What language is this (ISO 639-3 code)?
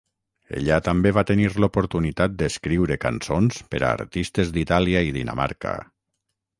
cat